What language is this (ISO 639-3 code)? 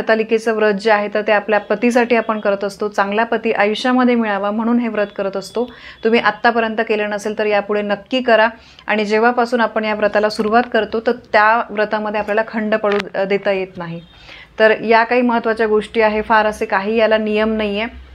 mar